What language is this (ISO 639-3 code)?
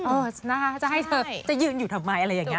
tha